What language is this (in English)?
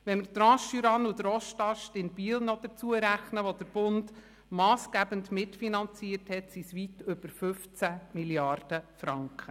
Swiss German